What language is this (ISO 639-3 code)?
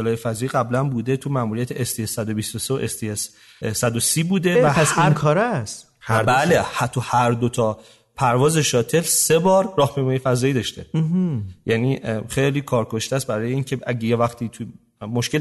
fas